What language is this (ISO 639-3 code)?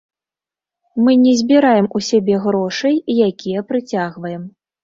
bel